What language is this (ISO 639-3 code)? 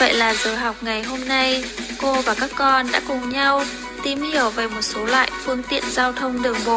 vie